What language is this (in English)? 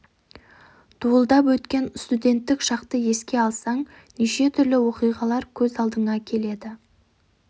Kazakh